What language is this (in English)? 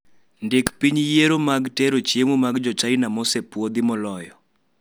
Luo (Kenya and Tanzania)